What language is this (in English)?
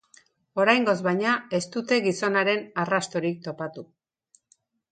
Basque